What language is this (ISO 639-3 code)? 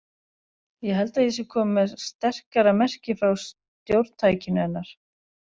isl